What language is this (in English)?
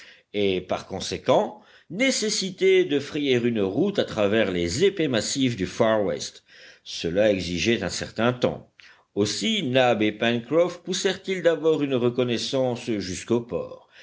French